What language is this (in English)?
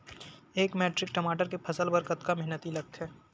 Chhattisgarhi